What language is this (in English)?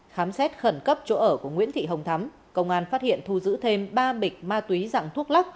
Vietnamese